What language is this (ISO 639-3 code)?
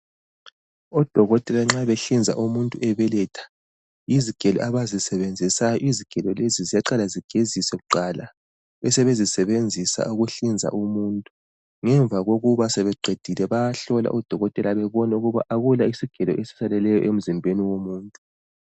nde